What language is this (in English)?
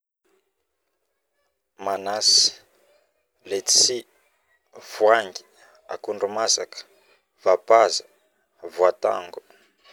Northern Betsimisaraka Malagasy